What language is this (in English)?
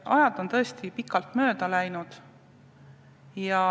Estonian